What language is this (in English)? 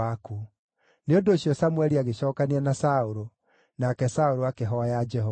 Kikuyu